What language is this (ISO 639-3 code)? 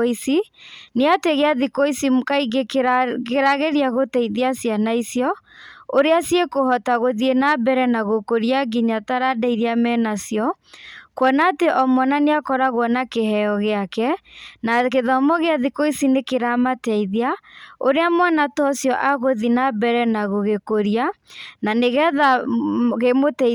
kik